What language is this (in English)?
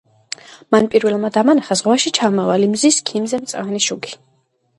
Georgian